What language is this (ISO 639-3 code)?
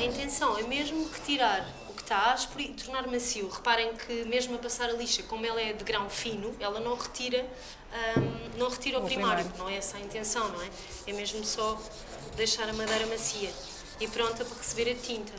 por